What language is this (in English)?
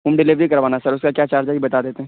Urdu